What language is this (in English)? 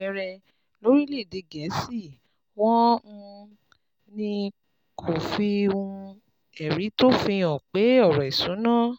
Yoruba